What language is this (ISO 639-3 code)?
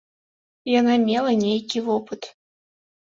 bel